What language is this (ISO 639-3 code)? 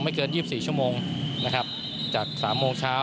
tha